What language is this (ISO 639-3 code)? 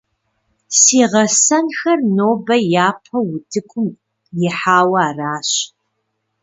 kbd